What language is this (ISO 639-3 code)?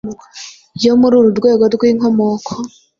kin